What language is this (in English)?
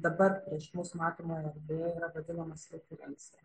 Lithuanian